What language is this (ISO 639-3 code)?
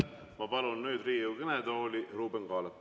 est